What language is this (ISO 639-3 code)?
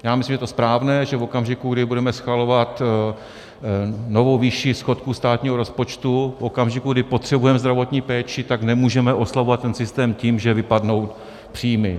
ces